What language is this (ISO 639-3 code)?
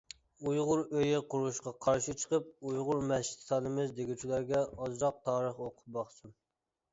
uig